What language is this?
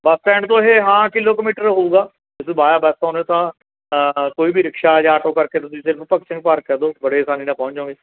Punjabi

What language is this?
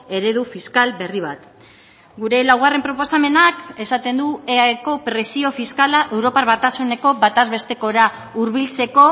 Basque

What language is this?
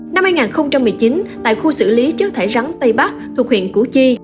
Vietnamese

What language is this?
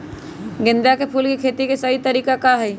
Magahi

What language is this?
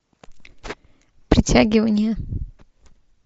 Russian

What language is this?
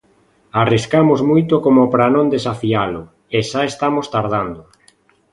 Galician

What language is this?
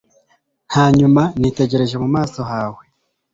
Kinyarwanda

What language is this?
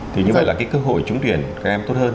Vietnamese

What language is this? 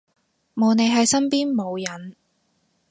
Cantonese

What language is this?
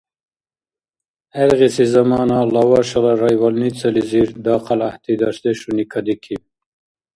Dargwa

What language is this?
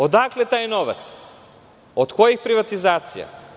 Serbian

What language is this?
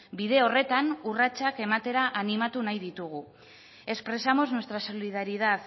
Basque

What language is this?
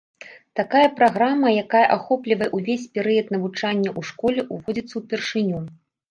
Belarusian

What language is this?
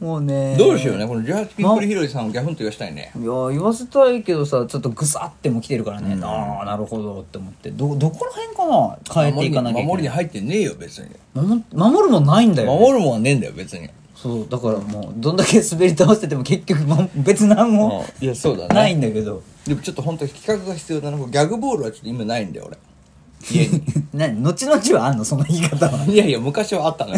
Japanese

